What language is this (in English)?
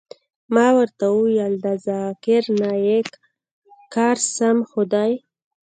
Pashto